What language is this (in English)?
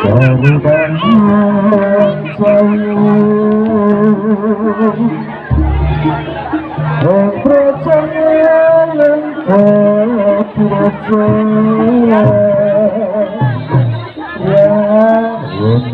Indonesian